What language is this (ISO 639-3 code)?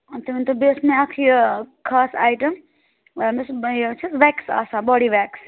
kas